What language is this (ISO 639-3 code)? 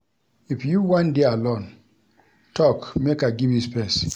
pcm